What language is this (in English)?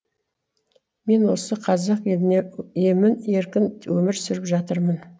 Kazakh